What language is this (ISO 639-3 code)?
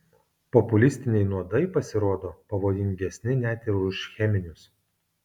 lit